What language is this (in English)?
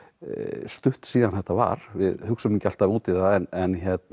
Icelandic